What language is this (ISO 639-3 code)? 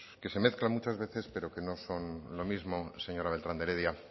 spa